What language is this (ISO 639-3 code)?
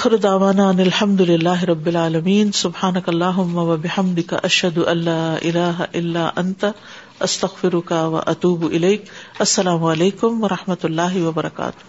urd